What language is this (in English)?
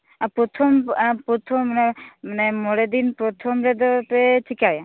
Santali